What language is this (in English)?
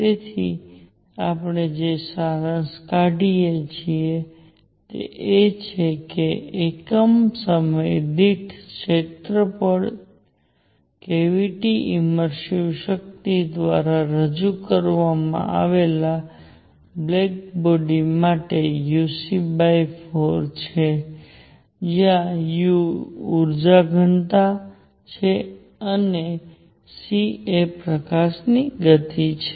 Gujarati